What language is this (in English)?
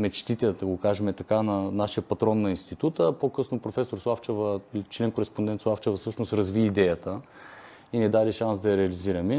Bulgarian